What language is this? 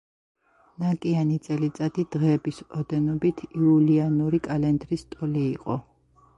Georgian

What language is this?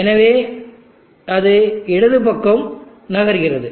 Tamil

